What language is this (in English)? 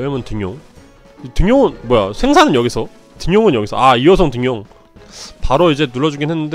Korean